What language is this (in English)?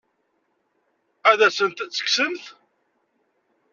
Kabyle